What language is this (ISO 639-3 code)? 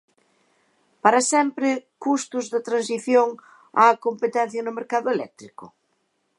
glg